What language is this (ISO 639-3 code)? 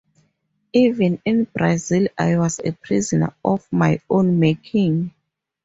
eng